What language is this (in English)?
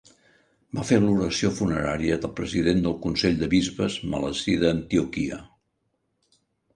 Catalan